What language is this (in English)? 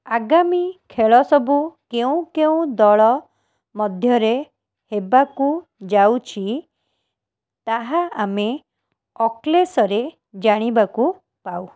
Odia